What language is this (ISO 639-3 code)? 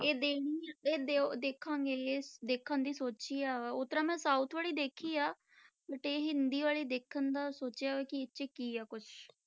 pan